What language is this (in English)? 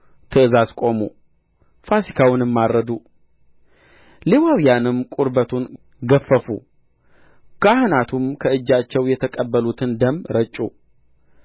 Amharic